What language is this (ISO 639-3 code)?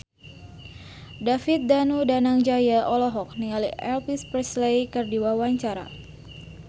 sun